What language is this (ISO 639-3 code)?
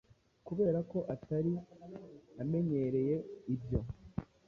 kin